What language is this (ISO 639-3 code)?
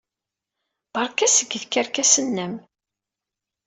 kab